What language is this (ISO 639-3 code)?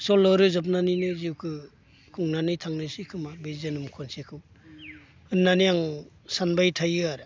brx